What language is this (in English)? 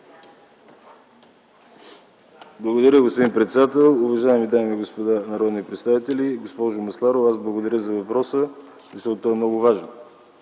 Bulgarian